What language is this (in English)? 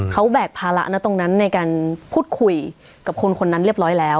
Thai